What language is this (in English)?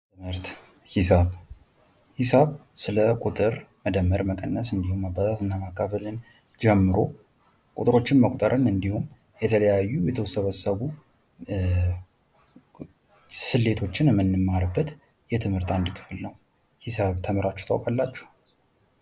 Amharic